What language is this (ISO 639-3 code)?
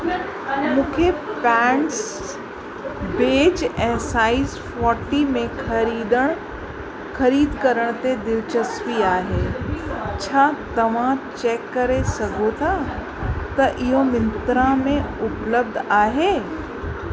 snd